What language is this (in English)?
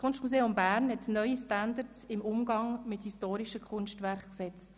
Swiss German